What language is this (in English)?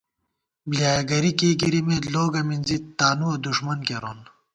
Gawar-Bati